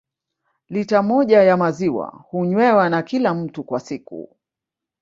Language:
Swahili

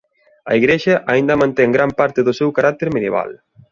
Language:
Galician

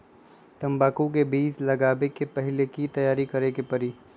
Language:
Magahi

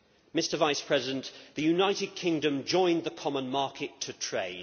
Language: English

